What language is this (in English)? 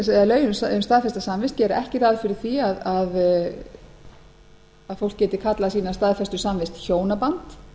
Icelandic